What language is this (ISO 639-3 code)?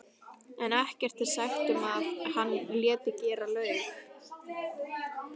isl